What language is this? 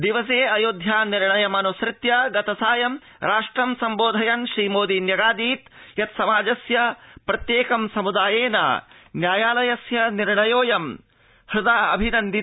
Sanskrit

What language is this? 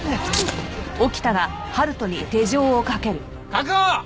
Japanese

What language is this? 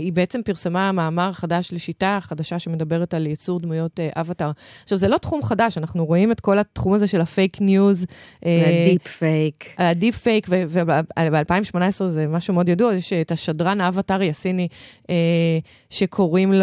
Hebrew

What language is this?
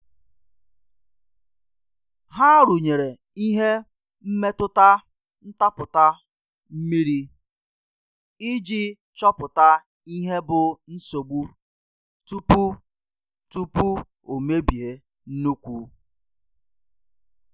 Igbo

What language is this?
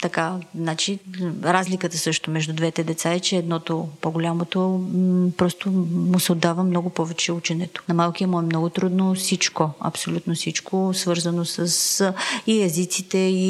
Bulgarian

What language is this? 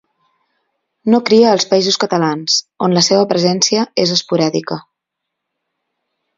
Catalan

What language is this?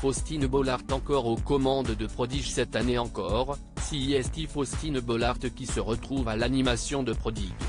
French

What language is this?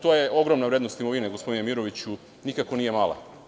Serbian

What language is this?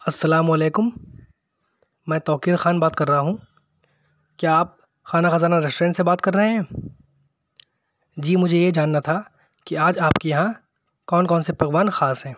Urdu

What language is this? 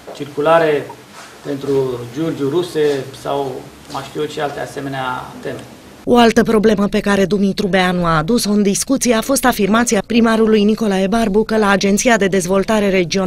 Romanian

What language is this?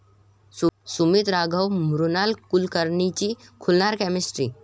Marathi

